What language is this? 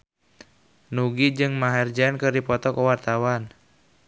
Sundanese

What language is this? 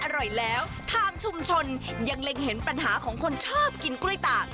Thai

